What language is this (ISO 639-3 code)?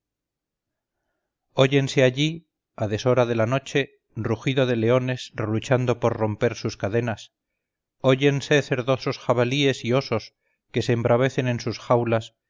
spa